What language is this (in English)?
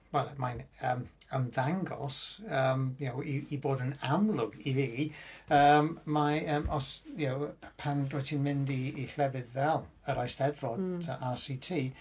Welsh